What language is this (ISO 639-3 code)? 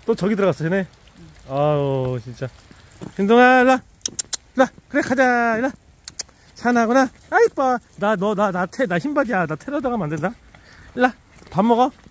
kor